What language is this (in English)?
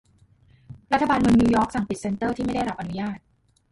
Thai